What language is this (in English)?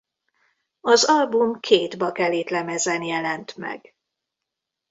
Hungarian